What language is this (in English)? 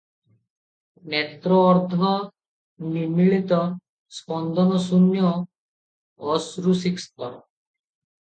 Odia